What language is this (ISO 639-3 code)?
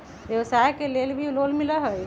mag